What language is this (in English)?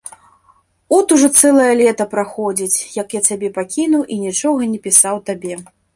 Belarusian